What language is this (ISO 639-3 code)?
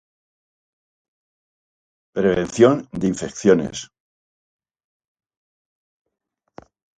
spa